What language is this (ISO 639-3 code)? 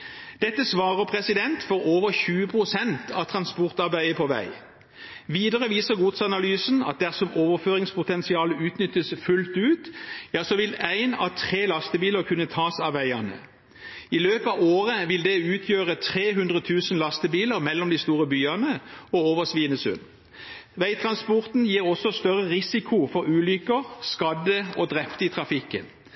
nob